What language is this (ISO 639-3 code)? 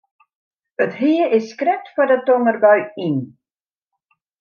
fry